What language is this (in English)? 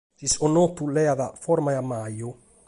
Sardinian